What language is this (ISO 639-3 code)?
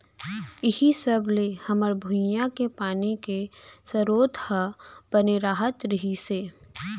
hne